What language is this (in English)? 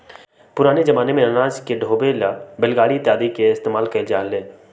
Magahi